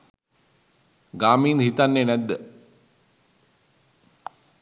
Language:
Sinhala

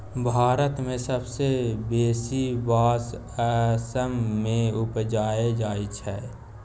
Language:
Maithili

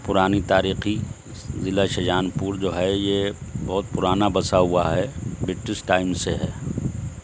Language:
Urdu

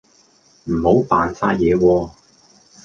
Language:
Cantonese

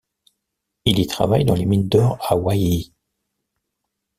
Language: French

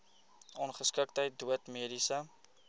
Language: Afrikaans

